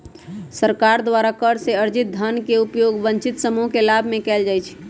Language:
Magahi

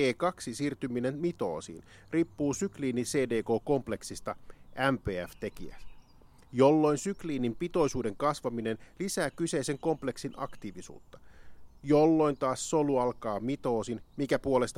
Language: Finnish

